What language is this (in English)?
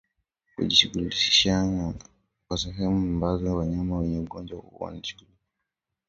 Swahili